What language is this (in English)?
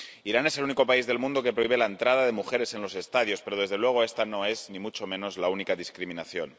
Spanish